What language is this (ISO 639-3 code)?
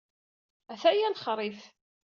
kab